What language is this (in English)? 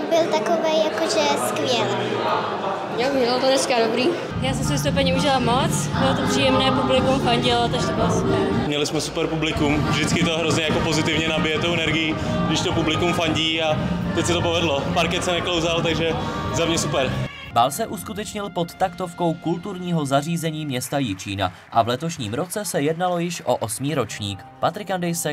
Czech